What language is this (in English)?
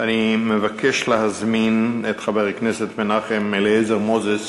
Hebrew